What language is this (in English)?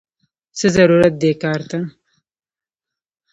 Pashto